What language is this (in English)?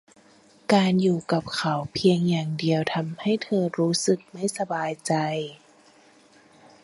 Thai